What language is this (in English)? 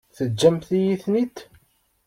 Kabyle